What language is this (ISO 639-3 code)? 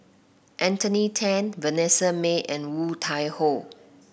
eng